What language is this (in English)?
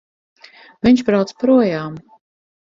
Latvian